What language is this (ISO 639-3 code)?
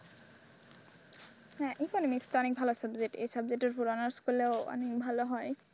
ben